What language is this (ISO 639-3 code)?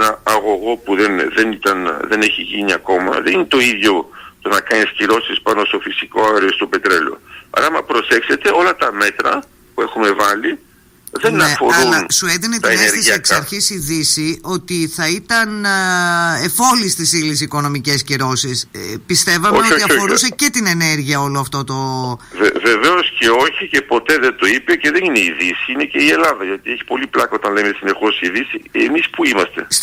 ell